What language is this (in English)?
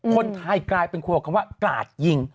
Thai